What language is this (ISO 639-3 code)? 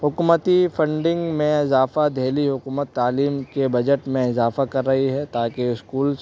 urd